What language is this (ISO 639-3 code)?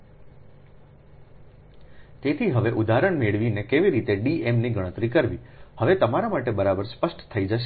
guj